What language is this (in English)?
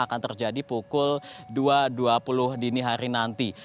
Indonesian